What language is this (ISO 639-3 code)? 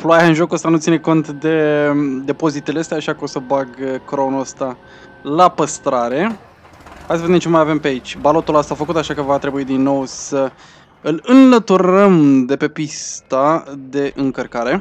ron